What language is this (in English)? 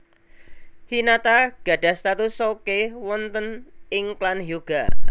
Javanese